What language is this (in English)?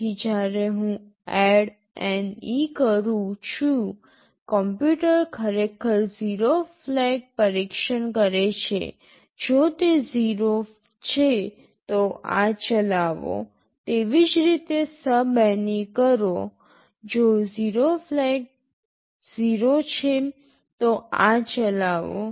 Gujarati